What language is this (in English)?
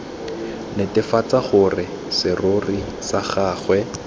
Tswana